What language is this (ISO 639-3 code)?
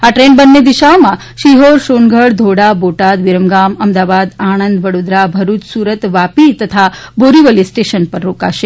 guj